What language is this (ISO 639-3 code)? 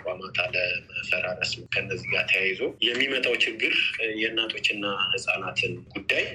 amh